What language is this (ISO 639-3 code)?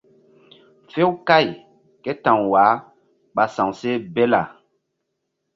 mdd